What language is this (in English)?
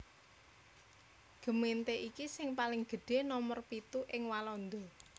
Javanese